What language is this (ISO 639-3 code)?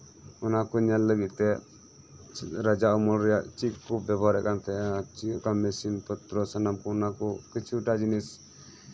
sat